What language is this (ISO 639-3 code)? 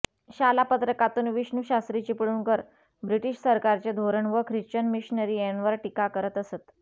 mar